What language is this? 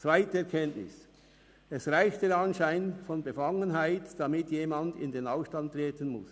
Swiss German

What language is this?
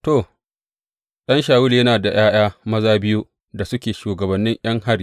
Hausa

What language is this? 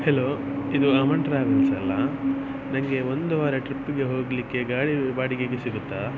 Kannada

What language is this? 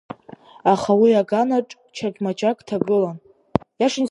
Abkhazian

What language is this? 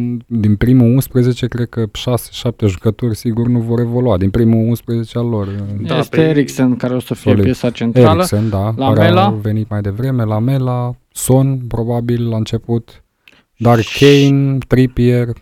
Romanian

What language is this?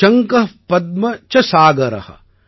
Tamil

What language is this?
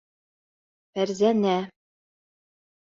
Bashkir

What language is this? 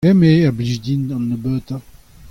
Breton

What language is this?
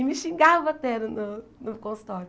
Portuguese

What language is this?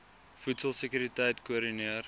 Afrikaans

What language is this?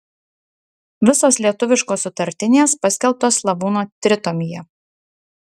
Lithuanian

